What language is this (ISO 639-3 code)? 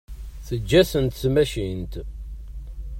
kab